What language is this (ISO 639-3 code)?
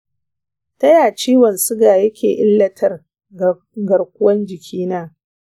hau